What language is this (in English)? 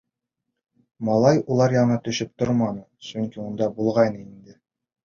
Bashkir